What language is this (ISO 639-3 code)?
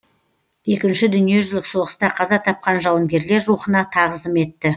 kaz